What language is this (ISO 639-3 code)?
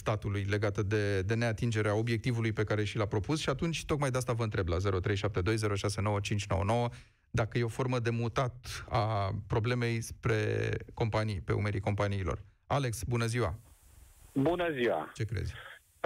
ron